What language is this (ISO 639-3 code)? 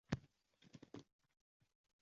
uzb